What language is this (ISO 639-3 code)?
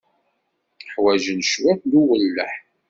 kab